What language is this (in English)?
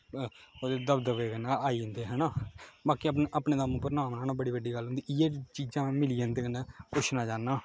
Dogri